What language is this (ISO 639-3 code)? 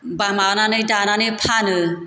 brx